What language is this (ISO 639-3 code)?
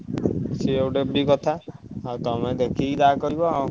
ori